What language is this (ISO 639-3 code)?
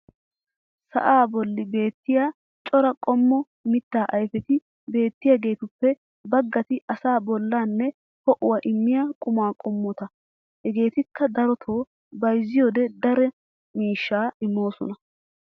wal